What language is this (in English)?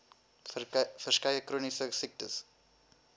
Afrikaans